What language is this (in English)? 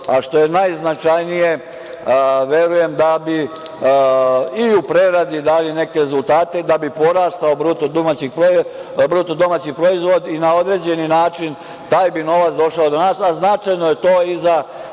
Serbian